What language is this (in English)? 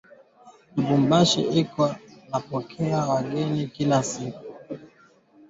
Swahili